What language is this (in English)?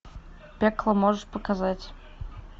Russian